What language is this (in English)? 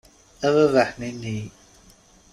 Kabyle